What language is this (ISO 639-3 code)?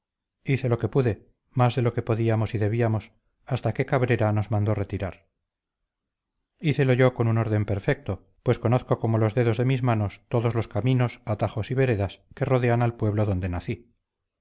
spa